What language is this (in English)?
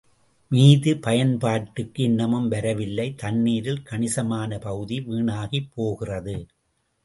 Tamil